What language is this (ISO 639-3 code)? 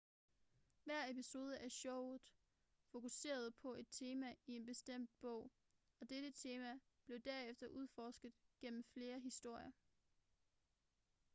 dan